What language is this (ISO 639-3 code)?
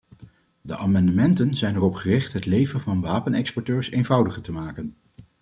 nld